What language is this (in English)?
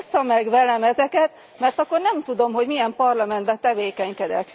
Hungarian